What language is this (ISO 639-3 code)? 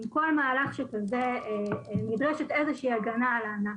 heb